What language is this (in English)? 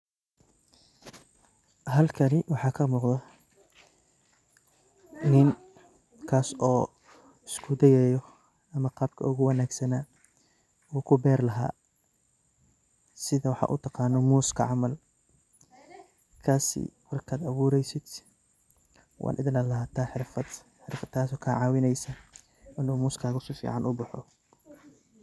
Somali